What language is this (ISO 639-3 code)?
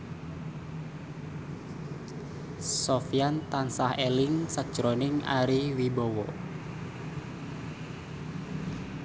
jav